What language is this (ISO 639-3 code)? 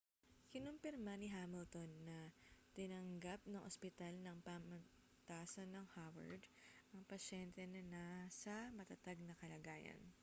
fil